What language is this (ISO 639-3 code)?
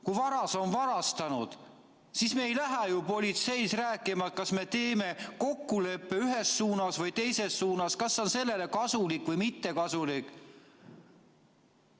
est